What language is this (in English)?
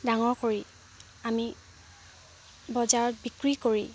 Assamese